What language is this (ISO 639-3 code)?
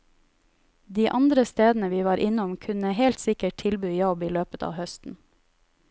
nor